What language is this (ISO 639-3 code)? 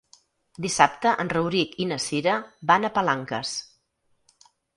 cat